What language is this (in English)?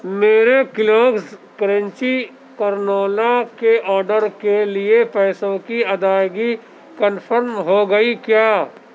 Urdu